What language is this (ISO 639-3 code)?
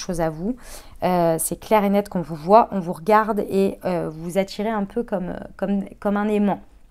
fra